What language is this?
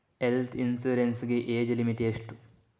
Kannada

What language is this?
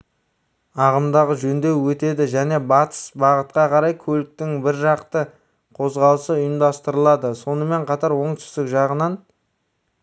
Kazakh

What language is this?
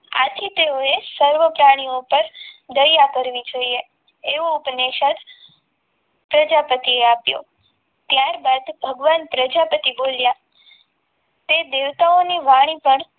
Gujarati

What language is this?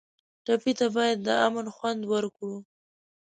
Pashto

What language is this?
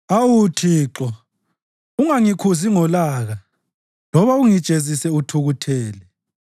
North Ndebele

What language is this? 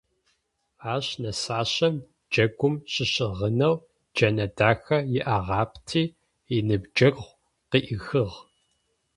Adyghe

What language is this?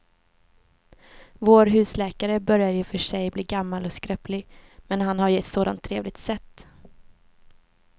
Swedish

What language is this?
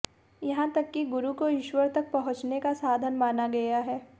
Hindi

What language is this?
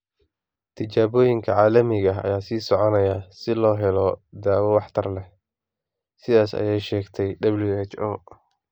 Somali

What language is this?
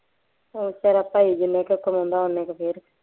Punjabi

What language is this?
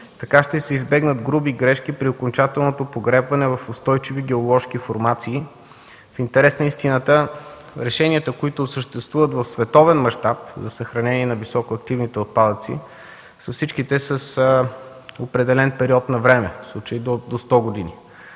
Bulgarian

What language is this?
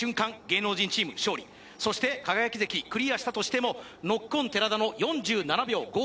Japanese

